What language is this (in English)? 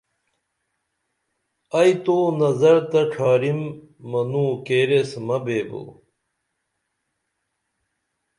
Dameli